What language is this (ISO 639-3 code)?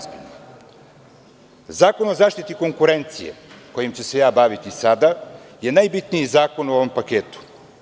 srp